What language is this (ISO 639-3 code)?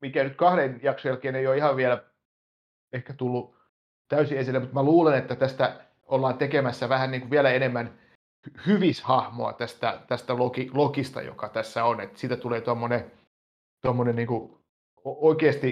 fin